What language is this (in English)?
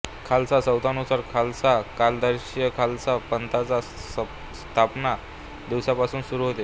Marathi